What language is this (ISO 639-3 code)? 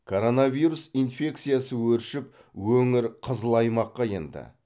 kaz